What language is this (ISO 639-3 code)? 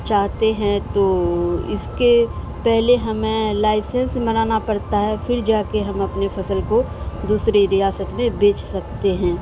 urd